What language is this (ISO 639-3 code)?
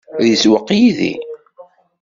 kab